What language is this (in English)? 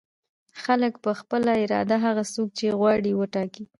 Pashto